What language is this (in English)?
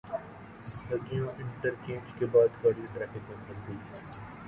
Urdu